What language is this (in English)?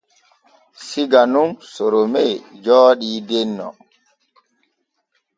Borgu Fulfulde